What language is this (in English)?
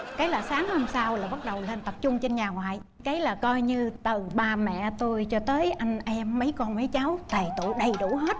Vietnamese